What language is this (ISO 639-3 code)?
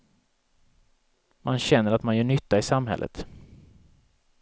swe